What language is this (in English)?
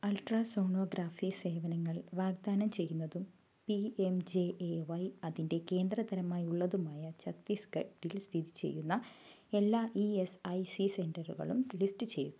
Malayalam